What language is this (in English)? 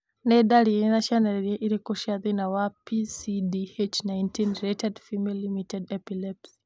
Kikuyu